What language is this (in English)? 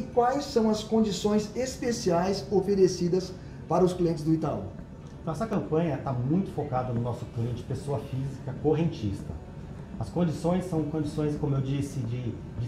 Portuguese